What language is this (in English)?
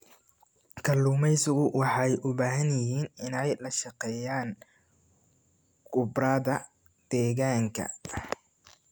Somali